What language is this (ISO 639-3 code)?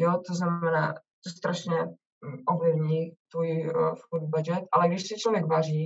ces